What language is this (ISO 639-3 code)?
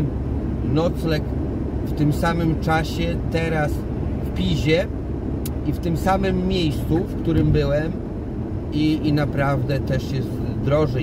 pol